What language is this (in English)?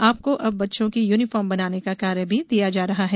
Hindi